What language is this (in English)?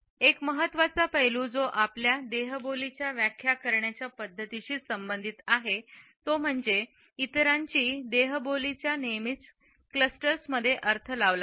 Marathi